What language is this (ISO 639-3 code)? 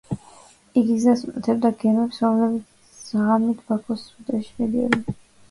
kat